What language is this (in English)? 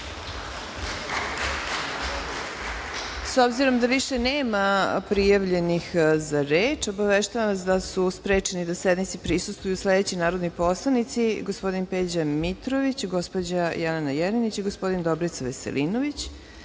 Serbian